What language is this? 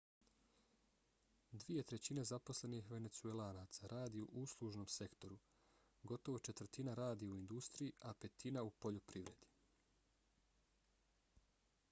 Bosnian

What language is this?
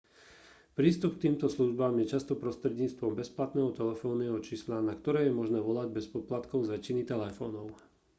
Slovak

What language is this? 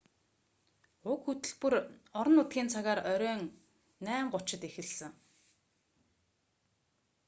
Mongolian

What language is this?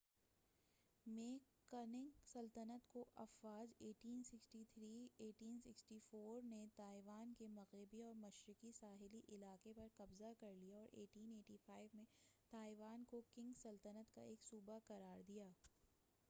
Urdu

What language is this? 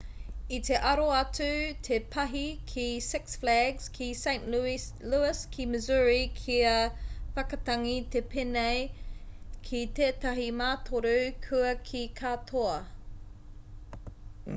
Māori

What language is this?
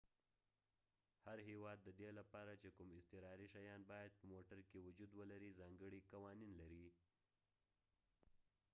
Pashto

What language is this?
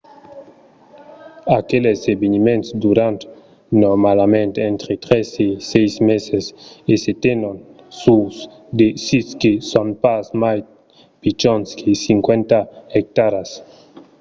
Occitan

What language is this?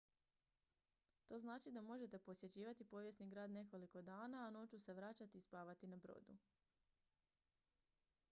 Croatian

